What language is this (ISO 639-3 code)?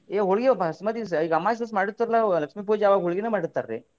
kan